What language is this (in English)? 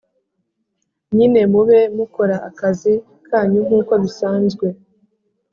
Kinyarwanda